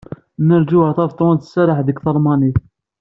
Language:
Kabyle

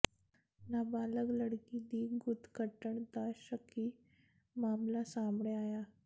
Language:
Punjabi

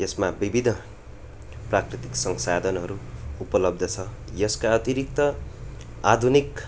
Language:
Nepali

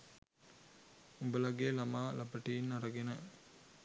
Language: Sinhala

